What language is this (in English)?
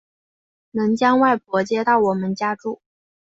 Chinese